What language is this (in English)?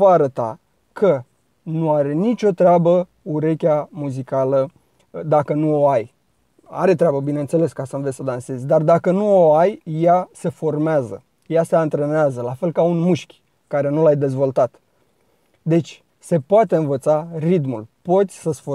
Romanian